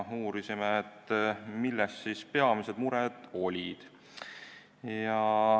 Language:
Estonian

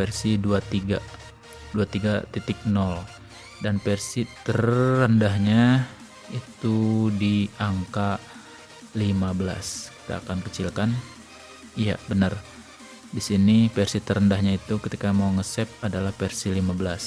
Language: Indonesian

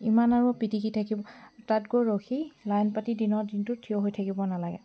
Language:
Assamese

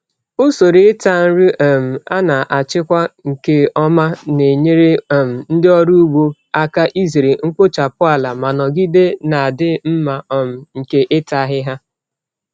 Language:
Igbo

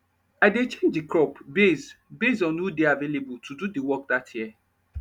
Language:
Nigerian Pidgin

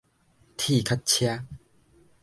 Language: Min Nan Chinese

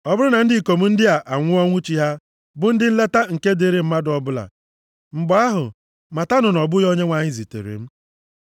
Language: Igbo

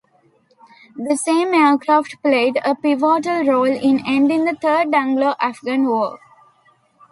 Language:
English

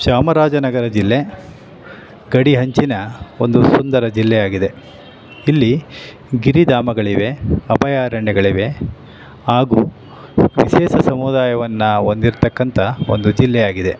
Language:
Kannada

